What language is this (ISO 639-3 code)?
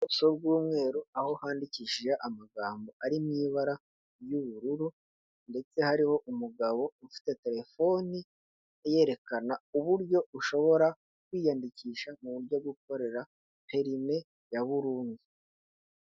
kin